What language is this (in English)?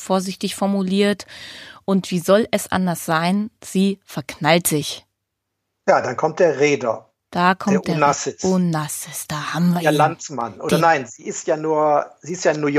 German